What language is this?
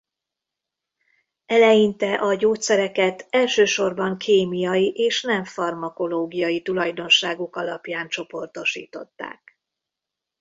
Hungarian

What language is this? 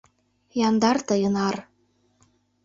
Mari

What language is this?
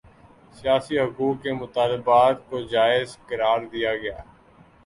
Urdu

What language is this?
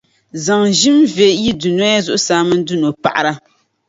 Dagbani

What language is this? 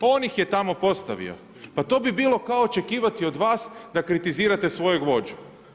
Croatian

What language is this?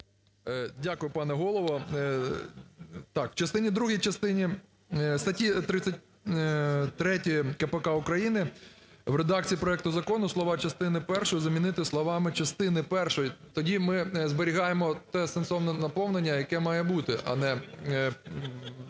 Ukrainian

